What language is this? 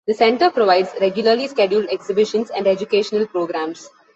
English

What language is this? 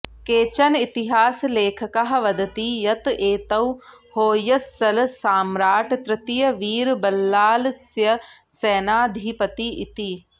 Sanskrit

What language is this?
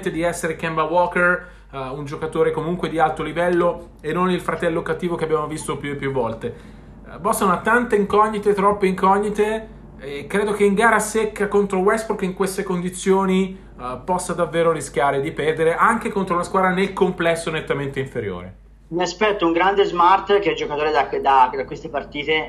Italian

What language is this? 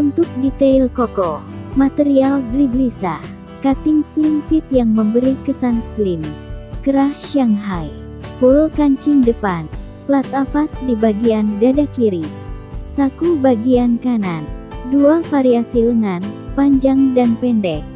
Indonesian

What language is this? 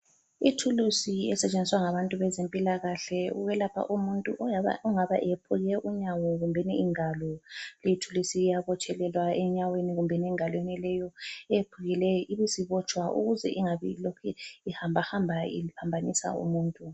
North Ndebele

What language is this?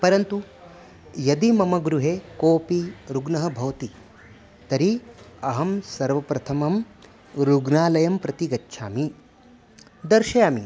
Sanskrit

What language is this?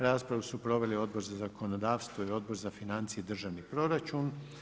Croatian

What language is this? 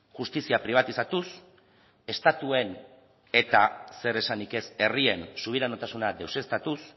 Basque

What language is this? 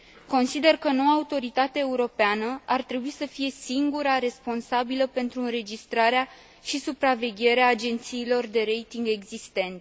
Romanian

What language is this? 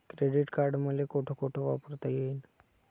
Marathi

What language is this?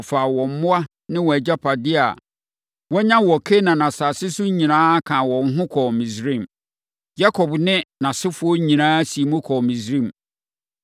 Akan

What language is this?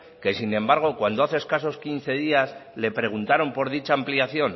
Spanish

